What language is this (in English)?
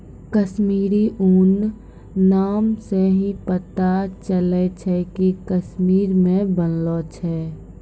Maithili